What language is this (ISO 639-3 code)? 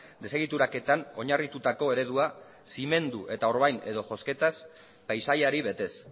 eus